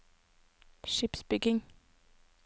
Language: Norwegian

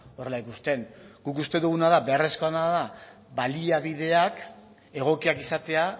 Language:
Basque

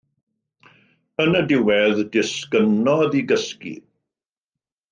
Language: Welsh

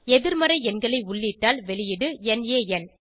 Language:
Tamil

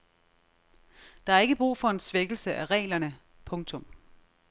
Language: Danish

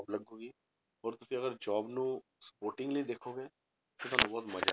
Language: Punjabi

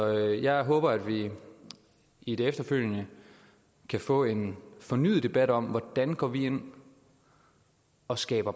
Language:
Danish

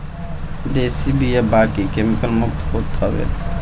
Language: Bhojpuri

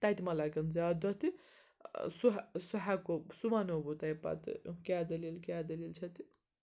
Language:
Kashmiri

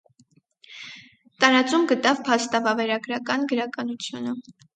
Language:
Armenian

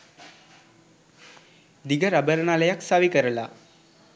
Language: Sinhala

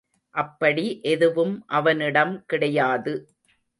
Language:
Tamil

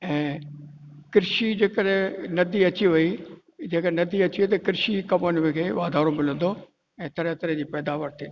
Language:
Sindhi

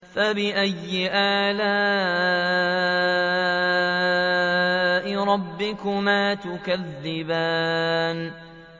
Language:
Arabic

